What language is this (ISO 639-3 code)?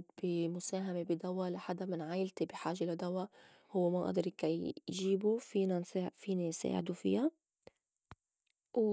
apc